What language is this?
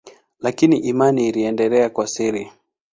Swahili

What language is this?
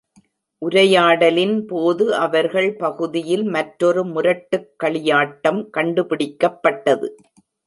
Tamil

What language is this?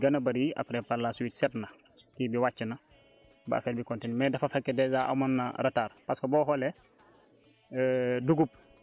Wolof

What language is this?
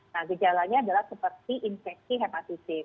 Indonesian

